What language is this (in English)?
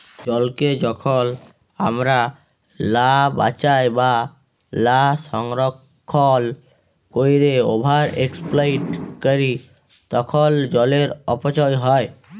Bangla